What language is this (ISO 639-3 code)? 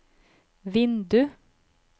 nor